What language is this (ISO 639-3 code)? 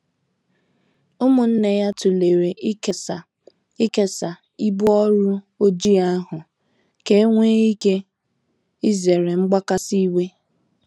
ibo